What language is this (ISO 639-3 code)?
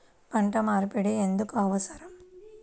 tel